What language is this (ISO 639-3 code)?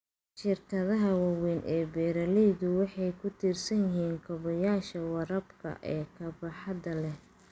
som